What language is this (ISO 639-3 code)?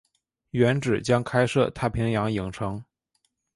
zho